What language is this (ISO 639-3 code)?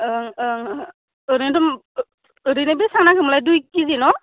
brx